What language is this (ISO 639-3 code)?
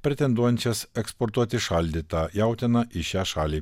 lit